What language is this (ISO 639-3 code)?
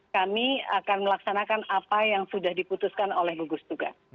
ind